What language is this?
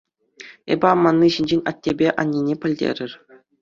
Chuvash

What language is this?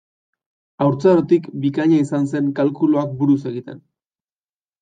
Basque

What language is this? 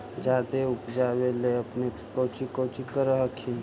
Magahi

